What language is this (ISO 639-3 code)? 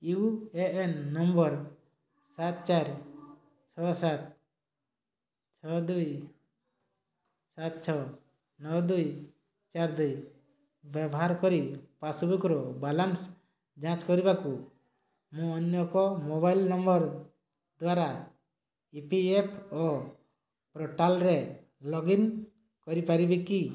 ori